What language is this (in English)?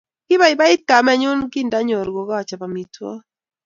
Kalenjin